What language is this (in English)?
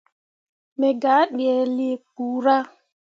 Mundang